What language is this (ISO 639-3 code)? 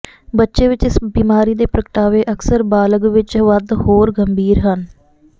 pan